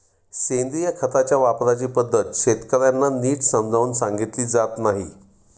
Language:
Marathi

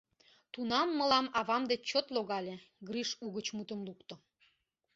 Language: Mari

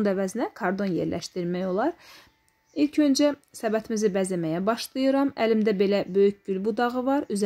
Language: Turkish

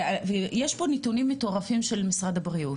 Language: Hebrew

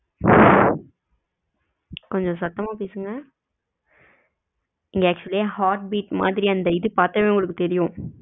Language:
Tamil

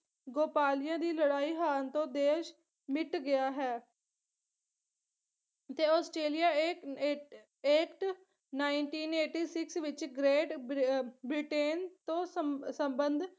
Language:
Punjabi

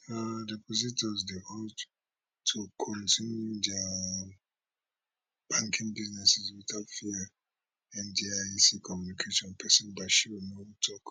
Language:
Nigerian Pidgin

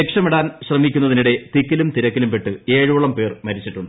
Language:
Malayalam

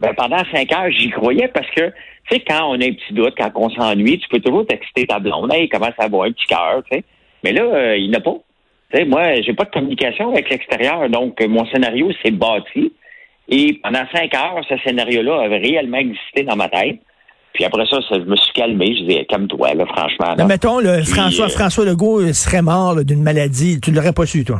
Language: French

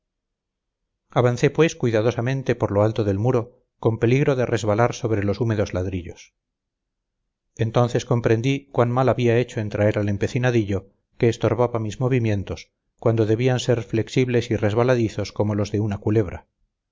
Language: Spanish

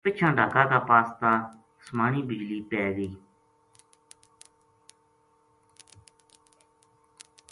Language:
Gujari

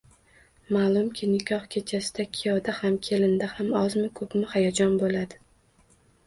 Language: Uzbek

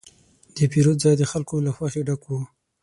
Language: Pashto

